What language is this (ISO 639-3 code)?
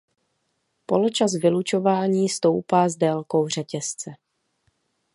ces